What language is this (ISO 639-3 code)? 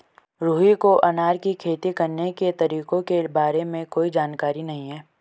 hin